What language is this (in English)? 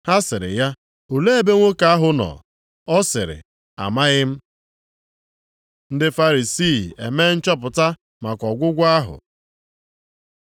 Igbo